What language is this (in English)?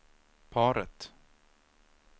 Swedish